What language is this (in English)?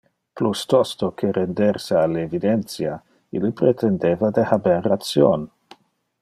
Interlingua